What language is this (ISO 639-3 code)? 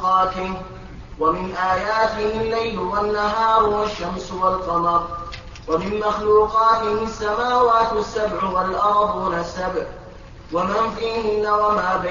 ara